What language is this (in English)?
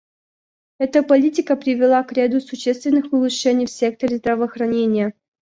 Russian